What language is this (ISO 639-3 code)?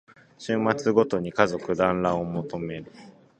jpn